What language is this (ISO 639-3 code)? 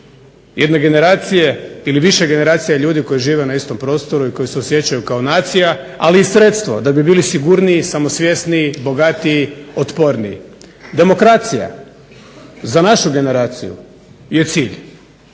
hrv